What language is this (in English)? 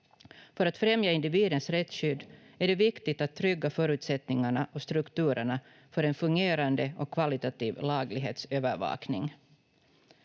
Finnish